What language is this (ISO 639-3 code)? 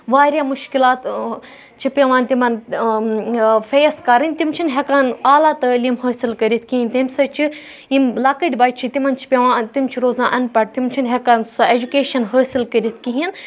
kas